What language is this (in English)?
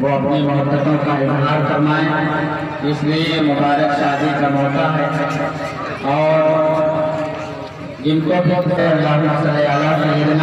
Arabic